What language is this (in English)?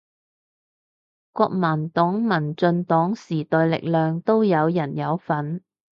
Cantonese